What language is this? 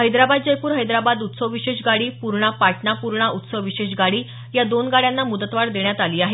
Marathi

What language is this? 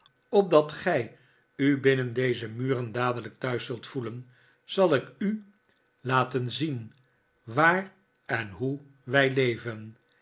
Dutch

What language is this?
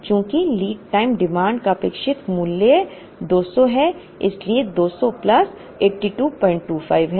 Hindi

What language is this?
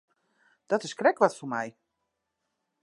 Western Frisian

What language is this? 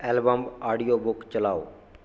Punjabi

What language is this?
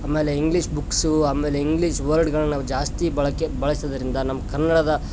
Kannada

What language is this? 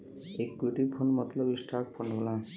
Bhojpuri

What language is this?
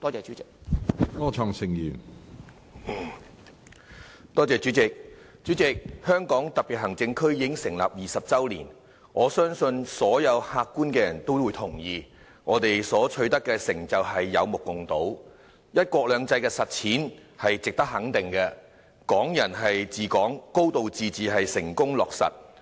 Cantonese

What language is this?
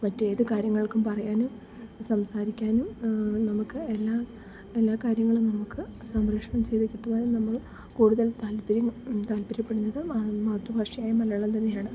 Malayalam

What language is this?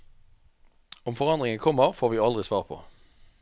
Norwegian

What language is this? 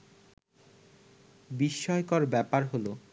Bangla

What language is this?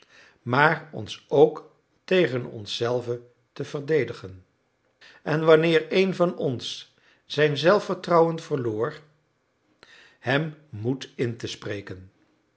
Dutch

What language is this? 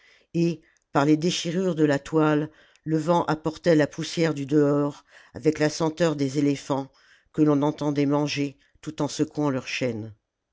French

